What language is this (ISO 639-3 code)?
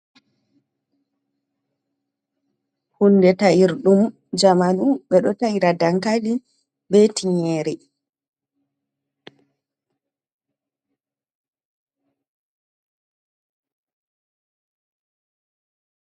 ful